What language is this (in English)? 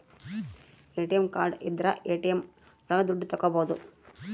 Kannada